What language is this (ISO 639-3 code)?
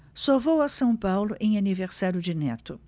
por